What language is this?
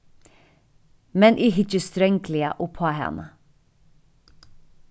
Faroese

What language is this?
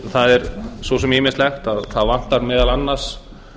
Icelandic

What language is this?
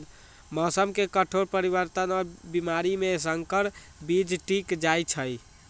Magahi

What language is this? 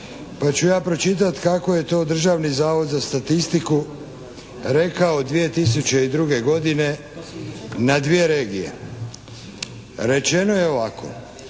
Croatian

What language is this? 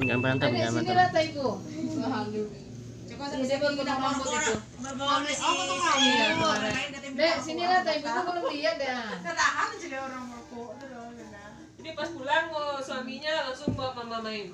Indonesian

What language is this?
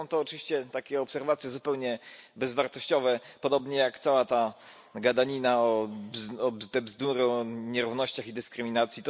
Polish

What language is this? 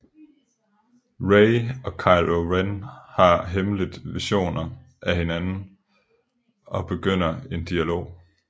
Danish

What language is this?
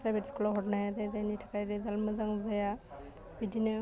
Bodo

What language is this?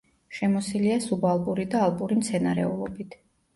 Georgian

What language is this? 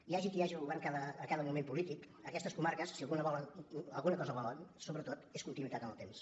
Catalan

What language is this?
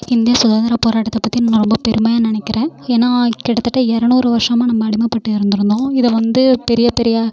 Tamil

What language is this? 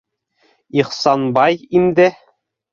Bashkir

